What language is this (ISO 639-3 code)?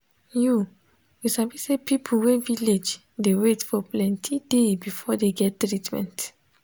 pcm